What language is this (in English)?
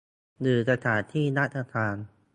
Thai